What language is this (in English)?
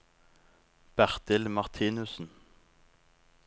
Norwegian